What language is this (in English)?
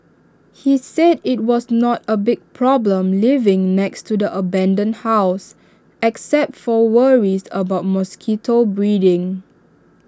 English